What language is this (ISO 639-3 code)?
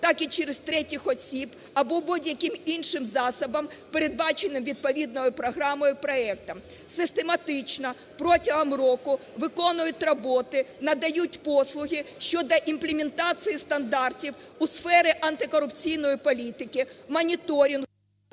ukr